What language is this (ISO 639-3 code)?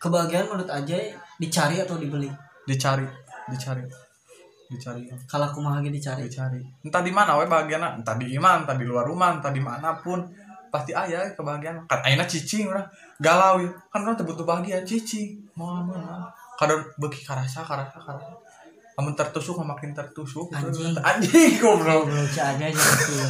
ind